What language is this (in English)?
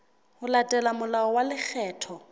Southern Sotho